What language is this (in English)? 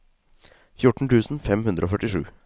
Norwegian